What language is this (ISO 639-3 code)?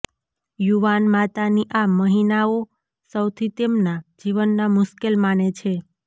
guj